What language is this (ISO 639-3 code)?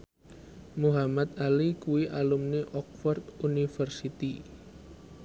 jav